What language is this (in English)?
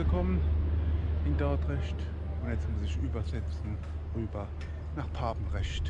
German